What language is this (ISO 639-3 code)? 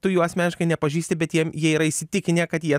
lit